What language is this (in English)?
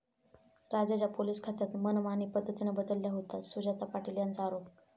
Marathi